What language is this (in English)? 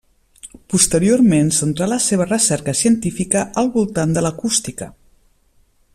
Catalan